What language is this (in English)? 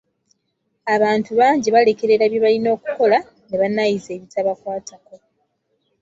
Ganda